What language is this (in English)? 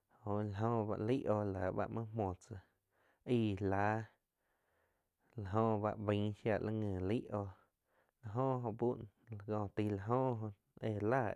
Quiotepec Chinantec